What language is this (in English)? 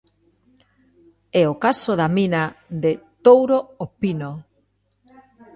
Galician